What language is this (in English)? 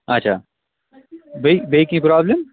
Kashmiri